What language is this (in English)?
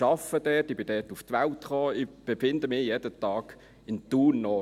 Swiss German